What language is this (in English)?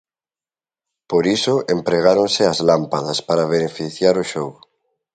Galician